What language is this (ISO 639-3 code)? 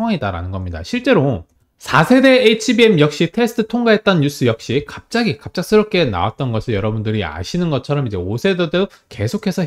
kor